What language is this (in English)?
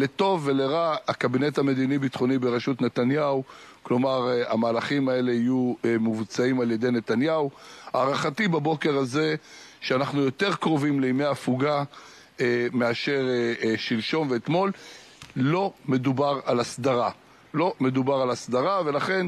Hebrew